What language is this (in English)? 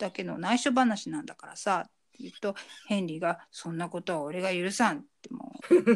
Japanese